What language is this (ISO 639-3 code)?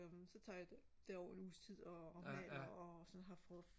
dan